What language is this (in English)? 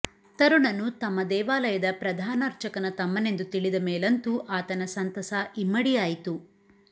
Kannada